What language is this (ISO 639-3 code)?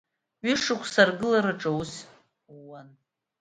abk